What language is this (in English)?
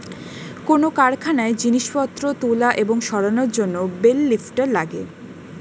Bangla